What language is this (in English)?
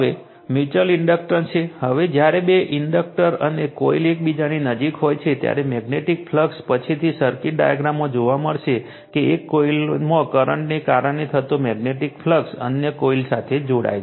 Gujarati